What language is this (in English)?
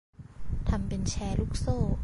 Thai